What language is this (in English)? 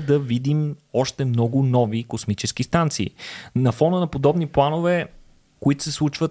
Bulgarian